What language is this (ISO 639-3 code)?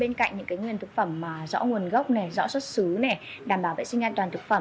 vie